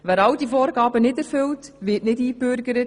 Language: Swiss German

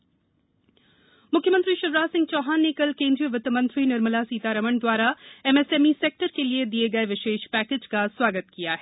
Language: Hindi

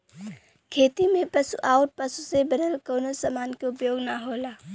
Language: Bhojpuri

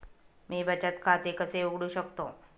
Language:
Marathi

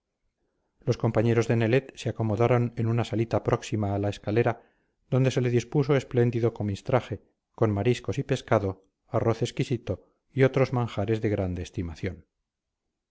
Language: Spanish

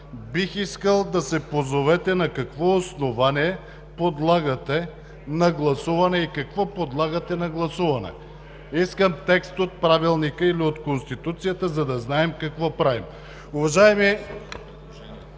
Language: Bulgarian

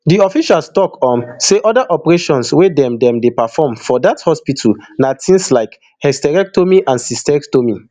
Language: Nigerian Pidgin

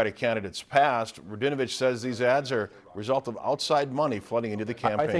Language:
English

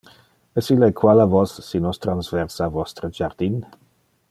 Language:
Interlingua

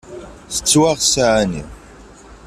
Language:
Kabyle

